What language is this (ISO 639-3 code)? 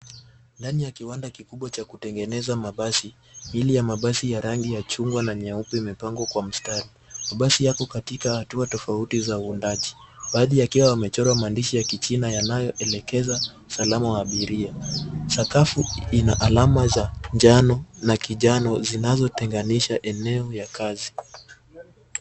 swa